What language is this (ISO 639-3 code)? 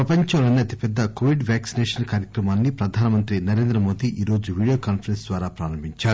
tel